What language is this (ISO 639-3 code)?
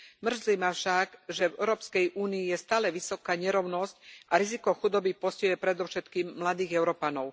slk